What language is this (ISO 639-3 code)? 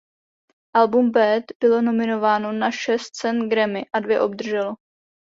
ces